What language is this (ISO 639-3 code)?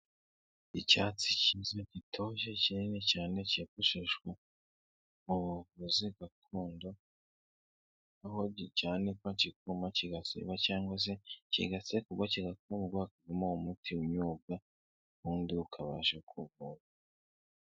kin